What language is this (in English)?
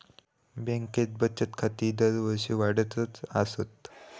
Marathi